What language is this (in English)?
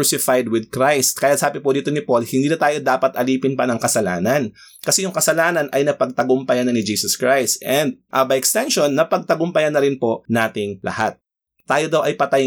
Filipino